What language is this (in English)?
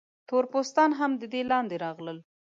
Pashto